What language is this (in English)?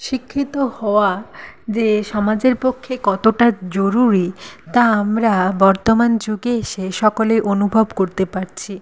Bangla